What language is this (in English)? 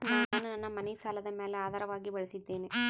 Kannada